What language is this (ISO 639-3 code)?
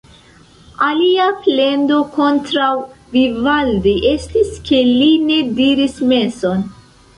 epo